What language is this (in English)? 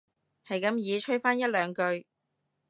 Cantonese